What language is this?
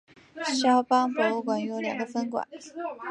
Chinese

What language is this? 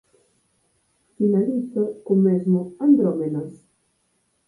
Galician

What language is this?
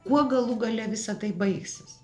Lithuanian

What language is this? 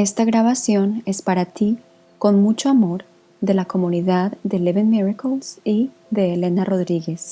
Spanish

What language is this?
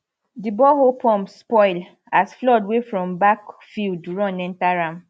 Nigerian Pidgin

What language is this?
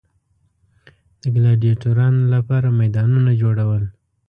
Pashto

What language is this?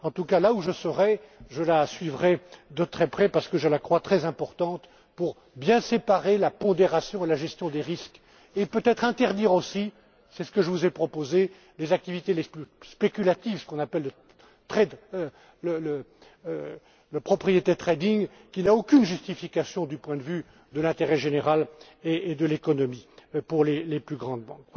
French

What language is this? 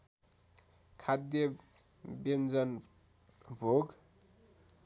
Nepali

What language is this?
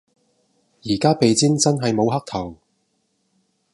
Cantonese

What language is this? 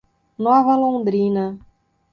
Portuguese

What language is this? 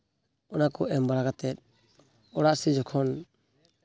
Santali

